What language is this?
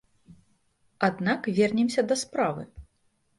Belarusian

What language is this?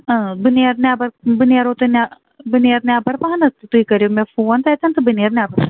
Kashmiri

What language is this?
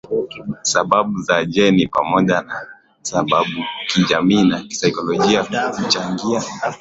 Swahili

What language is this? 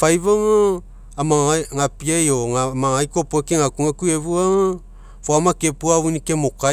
Mekeo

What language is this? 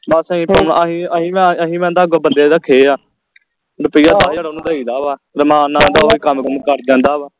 Punjabi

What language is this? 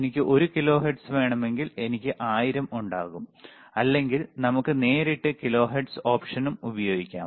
Malayalam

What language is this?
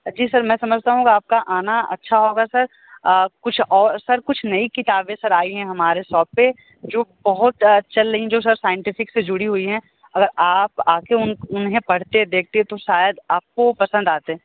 Hindi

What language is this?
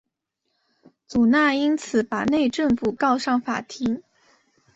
Chinese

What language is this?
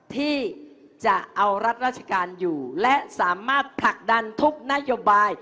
Thai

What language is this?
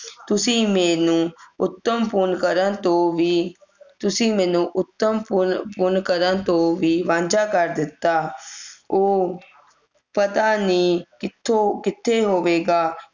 Punjabi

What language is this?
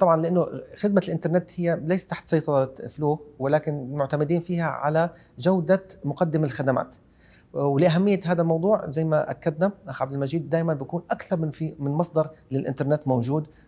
Arabic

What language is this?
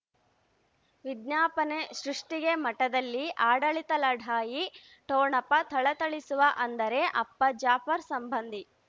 Kannada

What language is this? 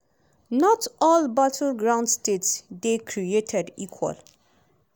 Nigerian Pidgin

